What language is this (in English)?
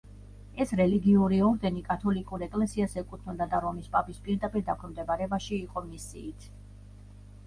Georgian